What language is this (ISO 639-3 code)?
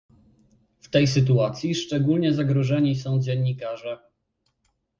pol